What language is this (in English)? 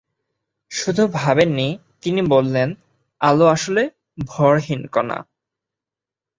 Bangla